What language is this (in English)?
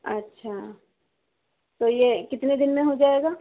Urdu